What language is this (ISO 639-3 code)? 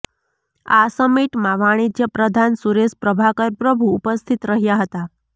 guj